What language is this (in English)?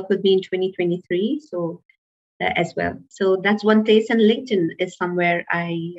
English